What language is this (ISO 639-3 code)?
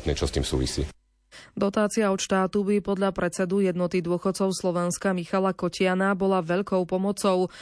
slk